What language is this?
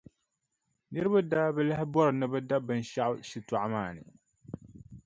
Dagbani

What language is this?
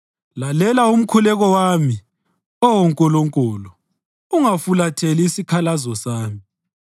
North Ndebele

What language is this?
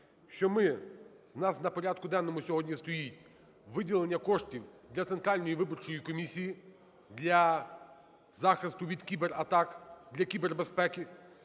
Ukrainian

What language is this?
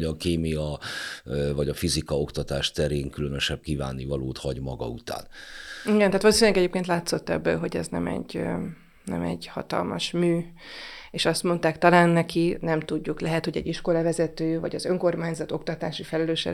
Hungarian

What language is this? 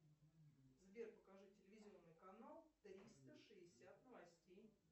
Russian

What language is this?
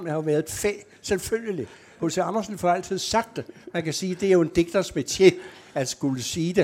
Danish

